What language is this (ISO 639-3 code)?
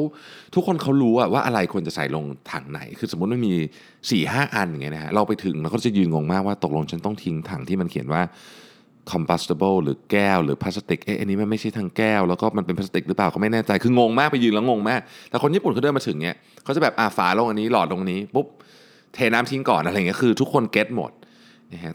tha